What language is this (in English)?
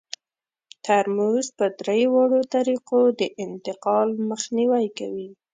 Pashto